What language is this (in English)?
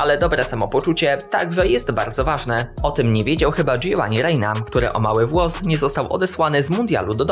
Polish